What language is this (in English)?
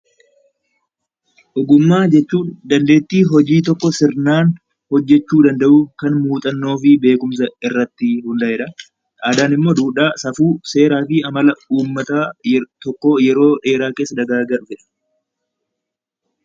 Oromo